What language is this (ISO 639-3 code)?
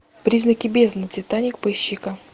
rus